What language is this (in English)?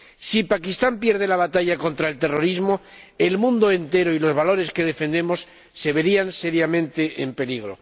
Spanish